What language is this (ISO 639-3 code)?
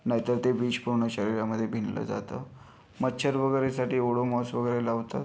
mar